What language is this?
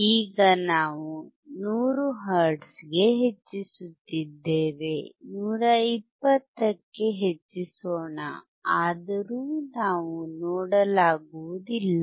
Kannada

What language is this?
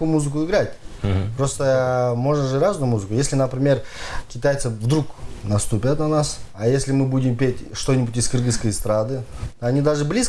Russian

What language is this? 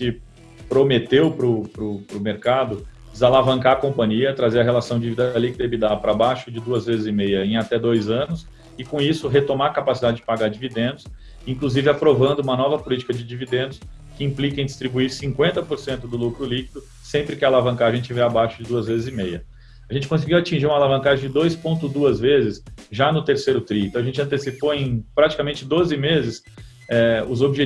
Portuguese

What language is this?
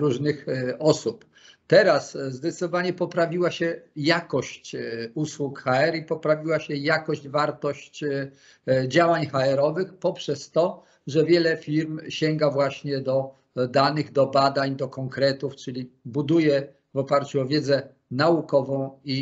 Polish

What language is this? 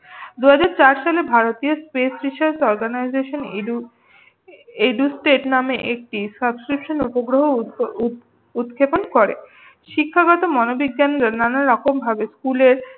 Bangla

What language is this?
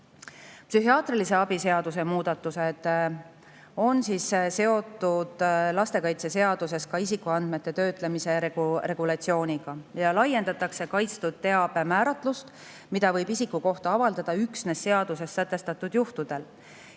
Estonian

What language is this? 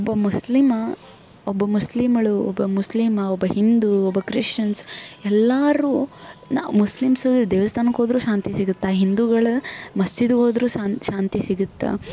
Kannada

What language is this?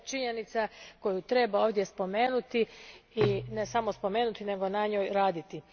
Croatian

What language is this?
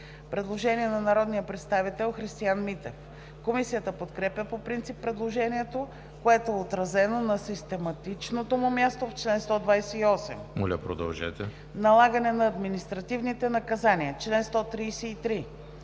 Bulgarian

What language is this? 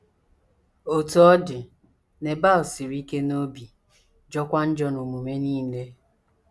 Igbo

